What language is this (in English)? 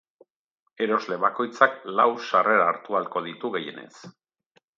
Basque